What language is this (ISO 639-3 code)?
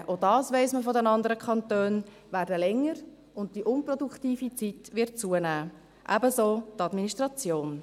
gsw